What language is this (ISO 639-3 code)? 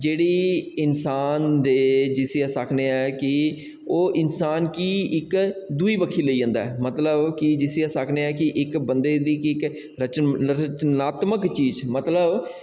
doi